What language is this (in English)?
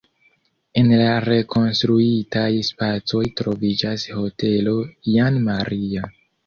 Esperanto